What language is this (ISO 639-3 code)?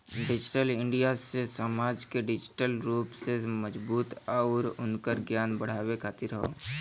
bho